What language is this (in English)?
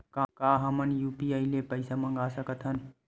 Chhattisgarhi